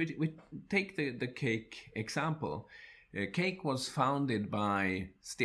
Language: English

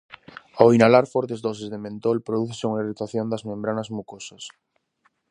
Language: Galician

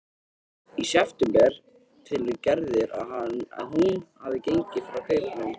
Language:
Icelandic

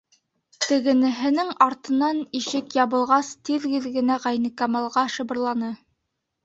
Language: Bashkir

